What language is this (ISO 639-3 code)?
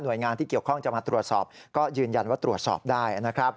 tha